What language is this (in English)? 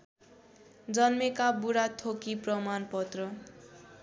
Nepali